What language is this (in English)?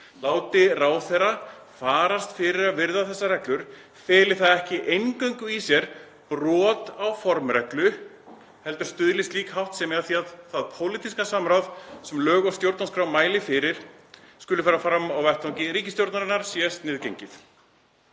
Icelandic